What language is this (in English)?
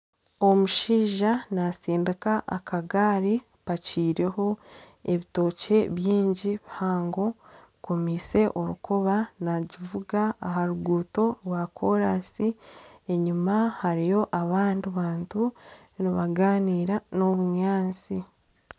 Nyankole